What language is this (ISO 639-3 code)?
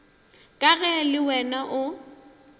nso